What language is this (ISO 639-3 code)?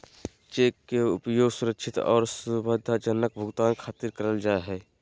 mag